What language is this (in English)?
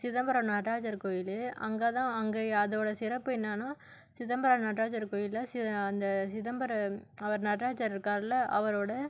Tamil